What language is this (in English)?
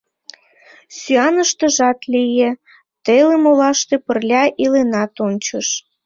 Mari